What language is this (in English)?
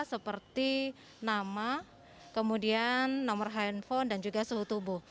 Indonesian